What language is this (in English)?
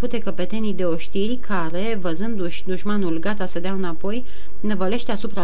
Romanian